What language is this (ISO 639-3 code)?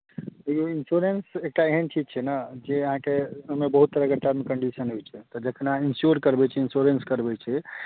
mai